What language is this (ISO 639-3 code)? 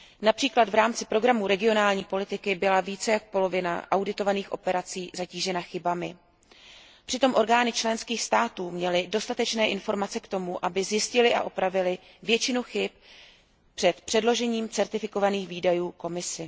ces